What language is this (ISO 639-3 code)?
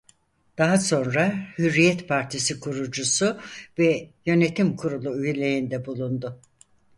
tur